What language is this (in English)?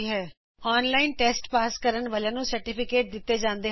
Punjabi